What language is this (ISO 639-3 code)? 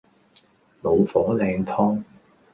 yue